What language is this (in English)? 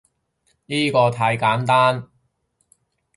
Cantonese